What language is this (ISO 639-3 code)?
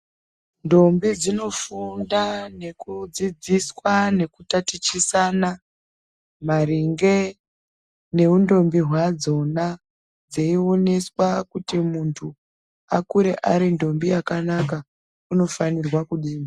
ndc